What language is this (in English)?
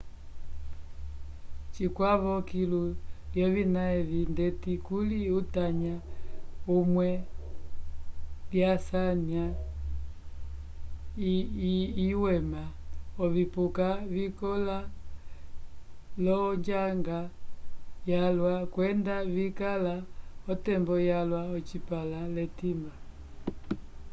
Umbundu